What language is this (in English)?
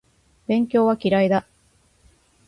Japanese